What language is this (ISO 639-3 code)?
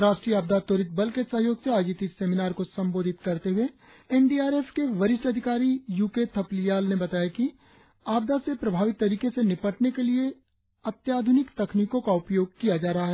hin